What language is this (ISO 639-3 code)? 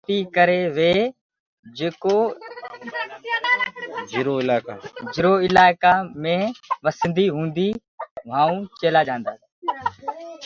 ggg